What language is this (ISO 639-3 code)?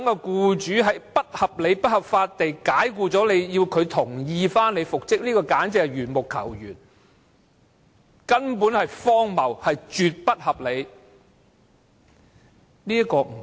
yue